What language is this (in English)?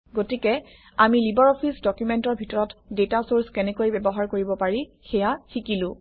Assamese